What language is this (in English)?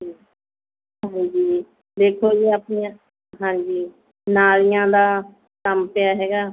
Punjabi